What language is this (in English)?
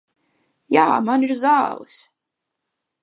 Latvian